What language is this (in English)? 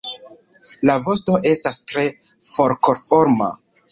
Esperanto